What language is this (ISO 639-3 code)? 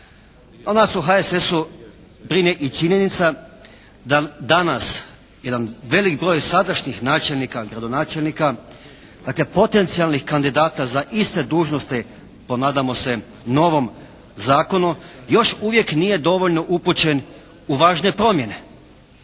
hrv